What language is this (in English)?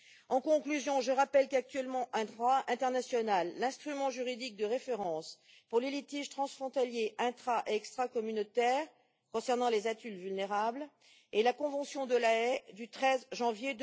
French